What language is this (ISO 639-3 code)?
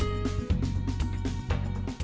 vie